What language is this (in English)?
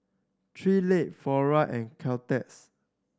English